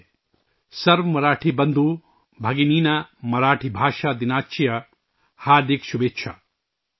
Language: Urdu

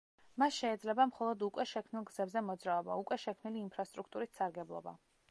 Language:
Georgian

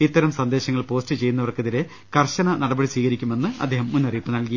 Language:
Malayalam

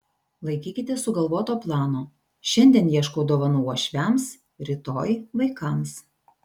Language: Lithuanian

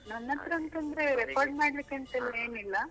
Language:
Kannada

